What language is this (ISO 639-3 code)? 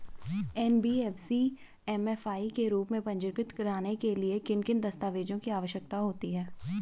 hin